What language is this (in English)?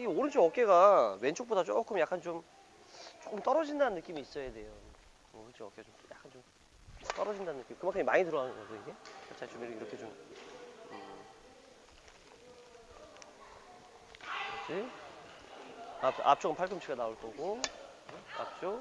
Korean